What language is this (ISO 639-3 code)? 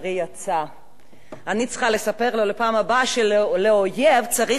heb